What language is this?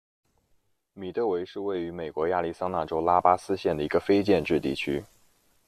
Chinese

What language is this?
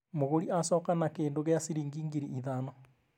Kikuyu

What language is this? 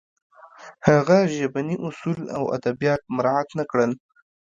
Pashto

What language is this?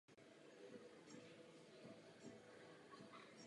Czech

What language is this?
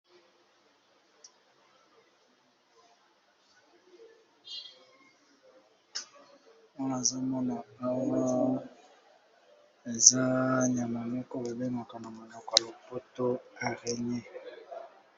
Lingala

